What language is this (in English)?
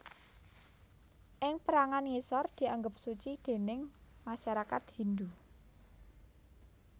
Javanese